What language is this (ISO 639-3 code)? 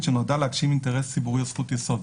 heb